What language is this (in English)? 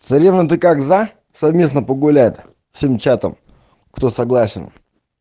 Russian